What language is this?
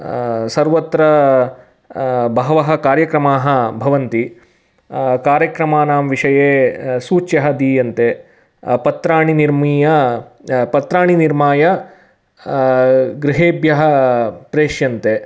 Sanskrit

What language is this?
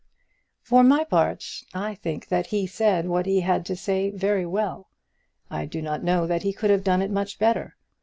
English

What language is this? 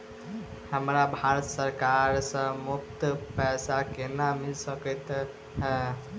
Maithili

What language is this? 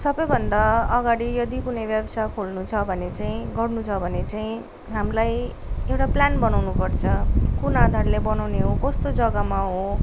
Nepali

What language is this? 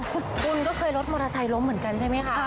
Thai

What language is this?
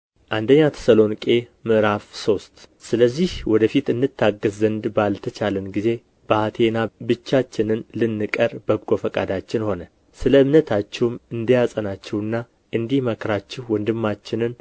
Amharic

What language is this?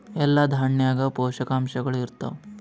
Kannada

